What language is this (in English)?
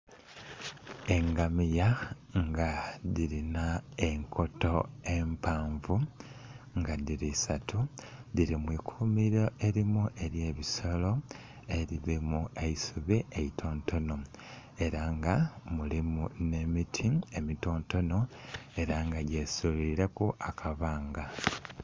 Soga